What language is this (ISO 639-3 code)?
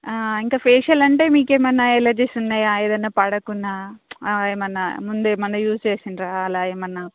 tel